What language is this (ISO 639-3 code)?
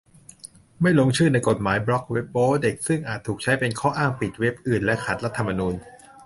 tha